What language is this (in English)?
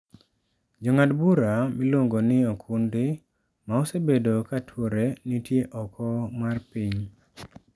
Luo (Kenya and Tanzania)